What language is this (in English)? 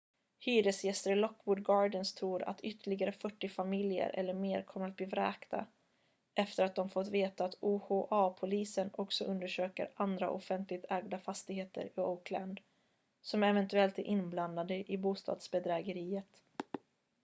Swedish